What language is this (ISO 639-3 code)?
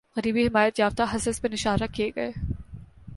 urd